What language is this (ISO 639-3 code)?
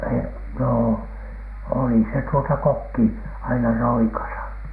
fin